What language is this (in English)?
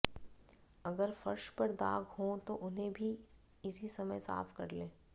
Hindi